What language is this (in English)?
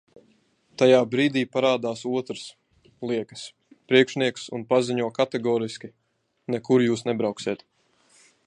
Latvian